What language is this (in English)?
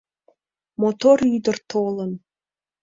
Mari